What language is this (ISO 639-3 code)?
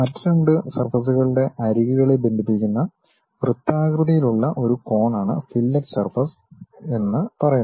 mal